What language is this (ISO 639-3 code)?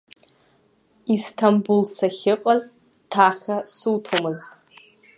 abk